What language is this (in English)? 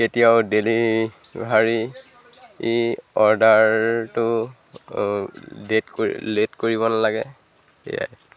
Assamese